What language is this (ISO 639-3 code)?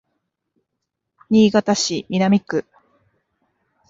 jpn